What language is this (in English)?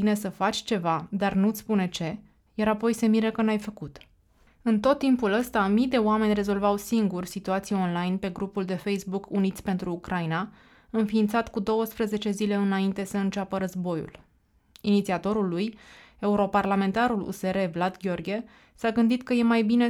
Romanian